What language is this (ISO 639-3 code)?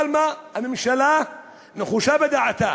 heb